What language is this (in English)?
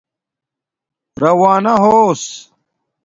Domaaki